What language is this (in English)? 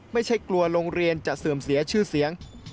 Thai